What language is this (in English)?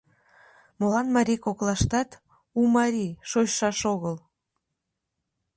Mari